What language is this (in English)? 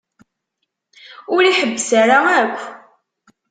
Kabyle